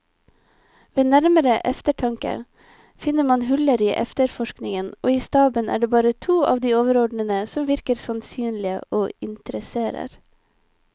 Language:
Norwegian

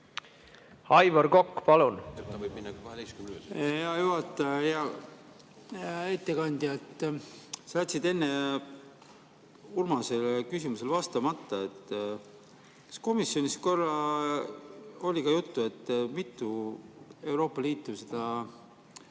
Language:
Estonian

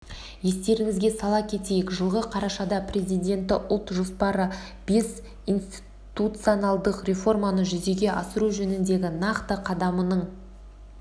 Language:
Kazakh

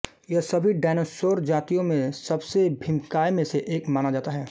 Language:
Hindi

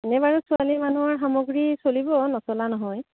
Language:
Assamese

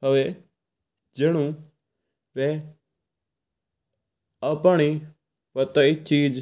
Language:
Mewari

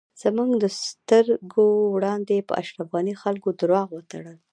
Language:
Pashto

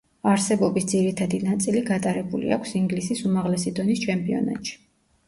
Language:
Georgian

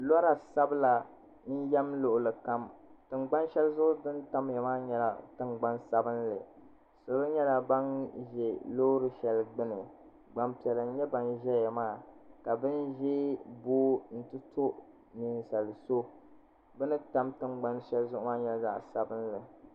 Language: Dagbani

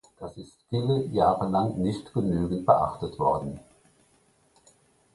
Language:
German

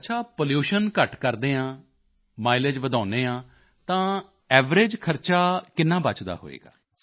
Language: Punjabi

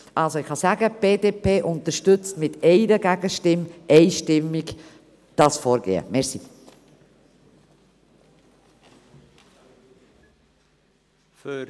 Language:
Swiss German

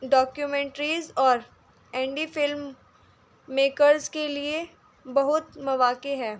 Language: Urdu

